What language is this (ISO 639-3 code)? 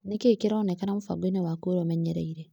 kik